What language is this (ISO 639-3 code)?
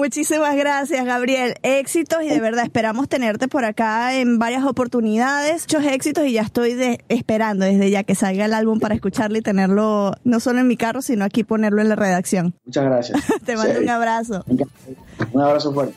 spa